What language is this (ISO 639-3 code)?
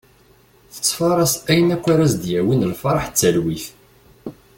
kab